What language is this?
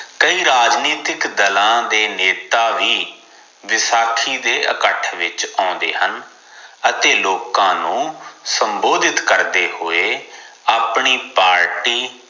Punjabi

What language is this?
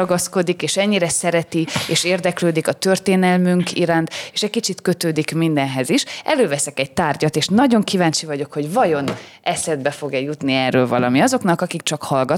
Hungarian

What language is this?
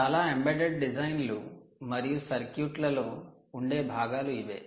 Telugu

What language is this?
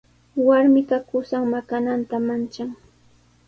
Sihuas Ancash Quechua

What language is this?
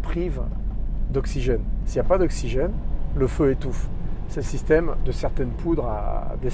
French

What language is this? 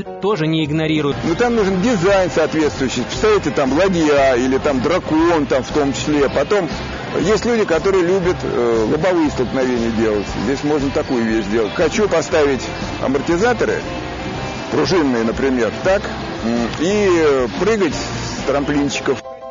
Russian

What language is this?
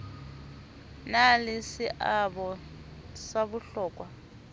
Southern Sotho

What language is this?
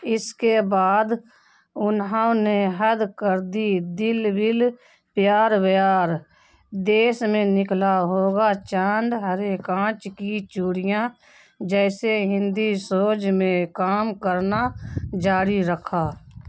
Urdu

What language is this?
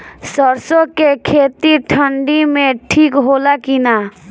Bhojpuri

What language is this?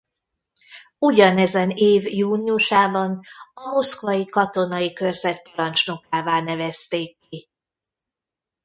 Hungarian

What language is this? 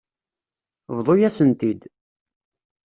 Kabyle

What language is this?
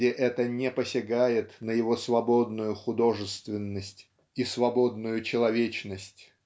Russian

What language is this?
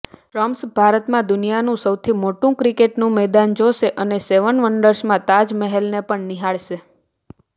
Gujarati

